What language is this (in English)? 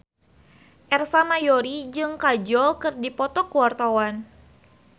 Sundanese